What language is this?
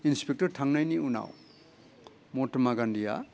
Bodo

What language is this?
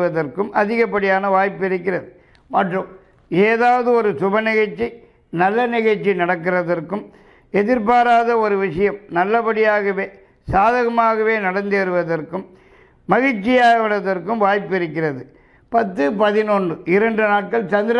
Indonesian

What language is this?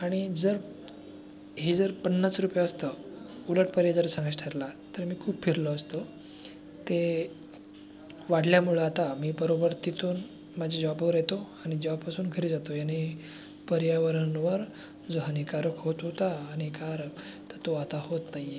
Marathi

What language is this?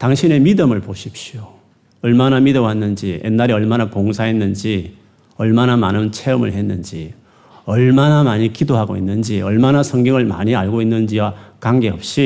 Korean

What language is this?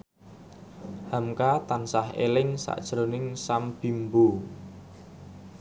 Javanese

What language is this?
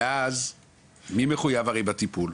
Hebrew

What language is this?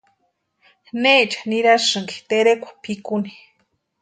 Western Highland Purepecha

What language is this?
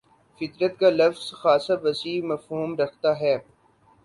Urdu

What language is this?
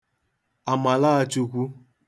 Igbo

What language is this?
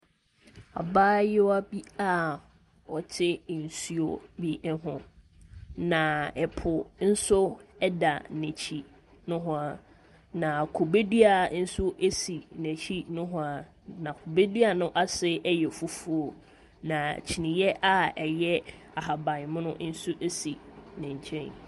Akan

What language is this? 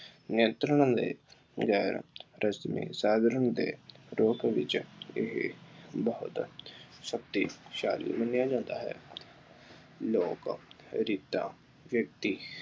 Punjabi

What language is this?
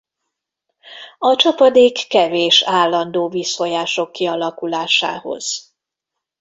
Hungarian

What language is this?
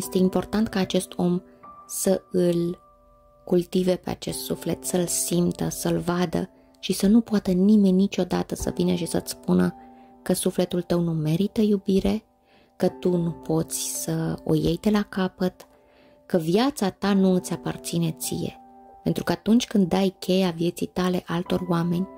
Romanian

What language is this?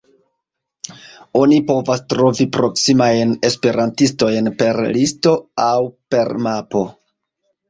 Esperanto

